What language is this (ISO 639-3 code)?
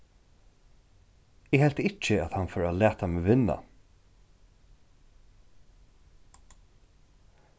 fao